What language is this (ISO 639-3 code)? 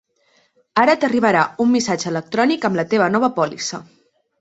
cat